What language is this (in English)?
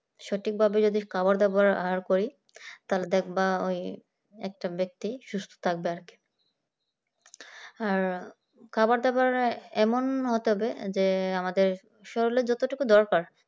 Bangla